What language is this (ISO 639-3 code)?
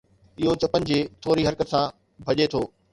snd